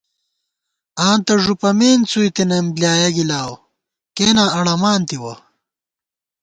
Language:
Gawar-Bati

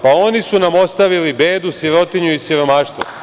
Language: Serbian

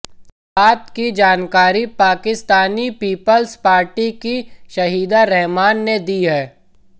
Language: Hindi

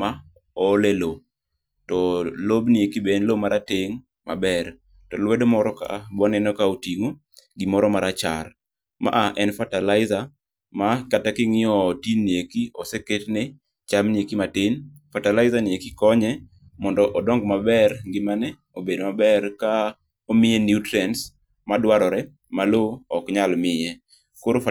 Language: Luo (Kenya and Tanzania)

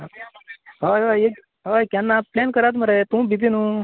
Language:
Konkani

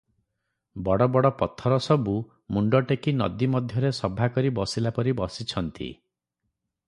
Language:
Odia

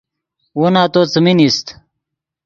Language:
Yidgha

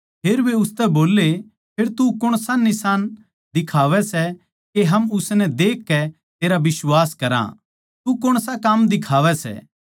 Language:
Haryanvi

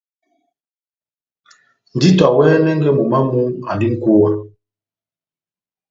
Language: Batanga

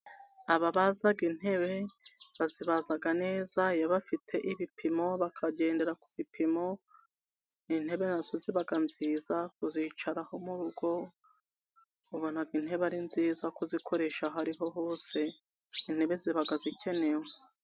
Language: Kinyarwanda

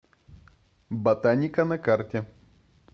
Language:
Russian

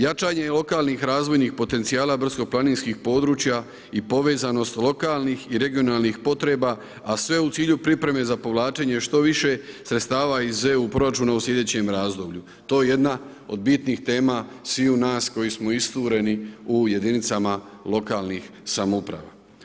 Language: Croatian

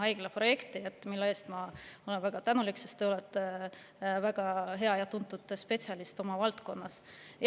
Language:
Estonian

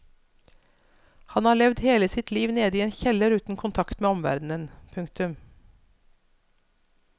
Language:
Norwegian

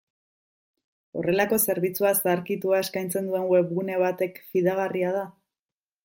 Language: Basque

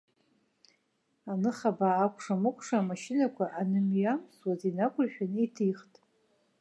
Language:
Abkhazian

